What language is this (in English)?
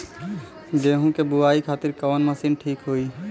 Bhojpuri